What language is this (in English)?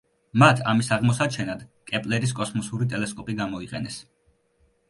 Georgian